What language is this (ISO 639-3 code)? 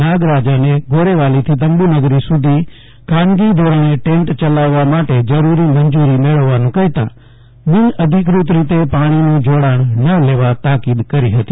guj